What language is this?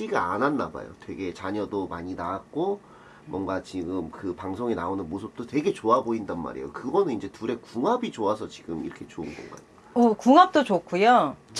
Korean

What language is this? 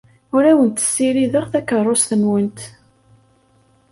Kabyle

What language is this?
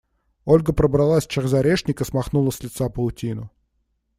Russian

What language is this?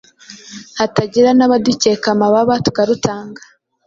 Kinyarwanda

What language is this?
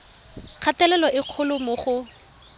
Tswana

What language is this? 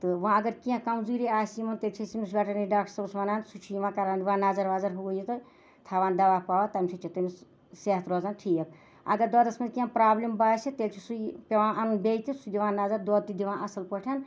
Kashmiri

